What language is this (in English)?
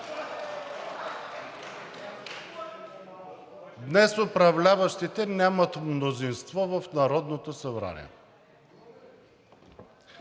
Bulgarian